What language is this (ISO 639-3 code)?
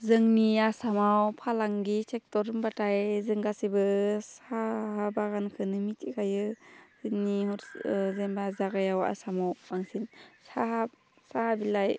brx